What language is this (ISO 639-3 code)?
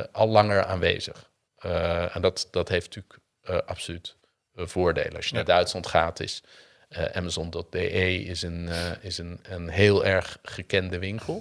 nld